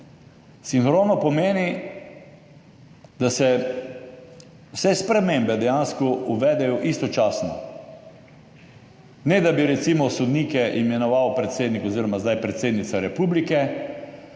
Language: Slovenian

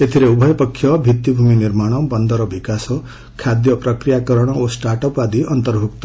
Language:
Odia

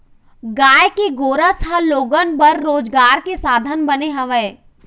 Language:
Chhattisgarhi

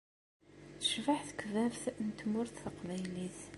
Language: Kabyle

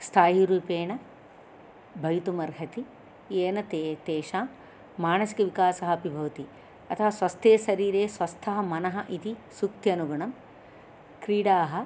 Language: Sanskrit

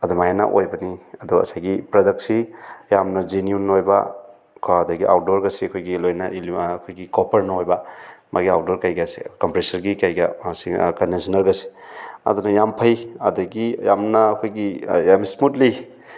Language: Manipuri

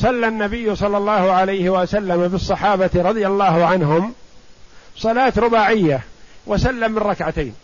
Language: Arabic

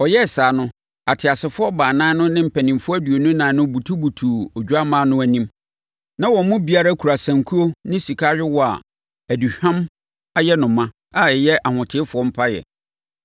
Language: Akan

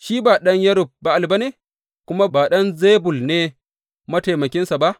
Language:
Hausa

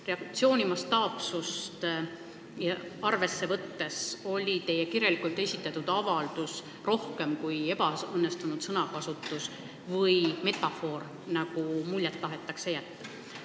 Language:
Estonian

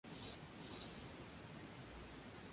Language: Spanish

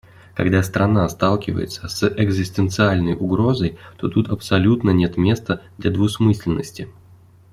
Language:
Russian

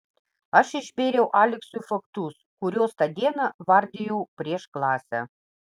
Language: Lithuanian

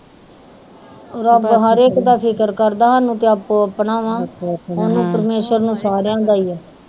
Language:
Punjabi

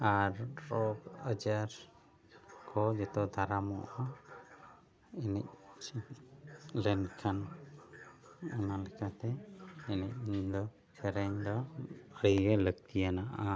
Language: Santali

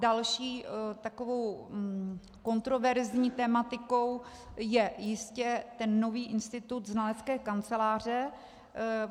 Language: Czech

